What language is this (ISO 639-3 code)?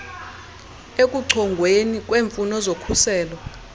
xho